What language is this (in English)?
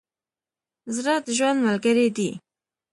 Pashto